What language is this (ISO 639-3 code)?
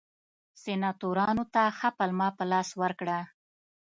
pus